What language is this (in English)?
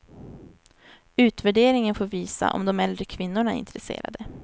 Swedish